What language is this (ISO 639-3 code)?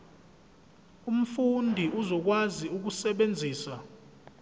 zul